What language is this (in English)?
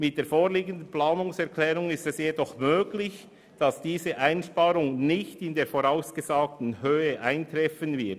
Swiss German